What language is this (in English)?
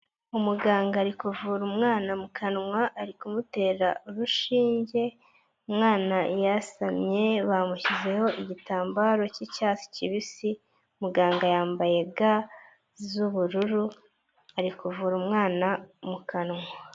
Kinyarwanda